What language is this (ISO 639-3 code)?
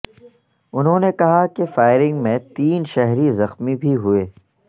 urd